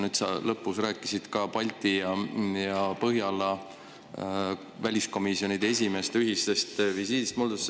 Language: Estonian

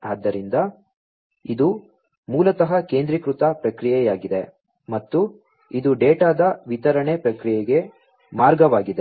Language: Kannada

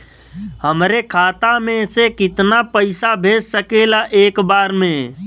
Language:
Bhojpuri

